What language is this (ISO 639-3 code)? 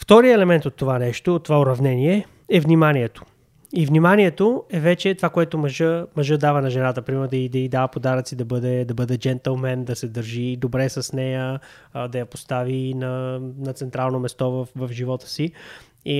bul